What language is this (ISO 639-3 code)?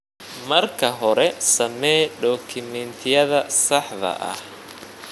som